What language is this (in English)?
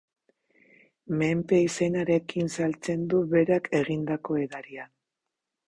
Basque